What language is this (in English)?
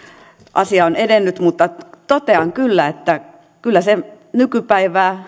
Finnish